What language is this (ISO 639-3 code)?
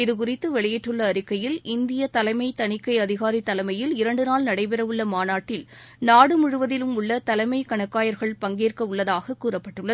tam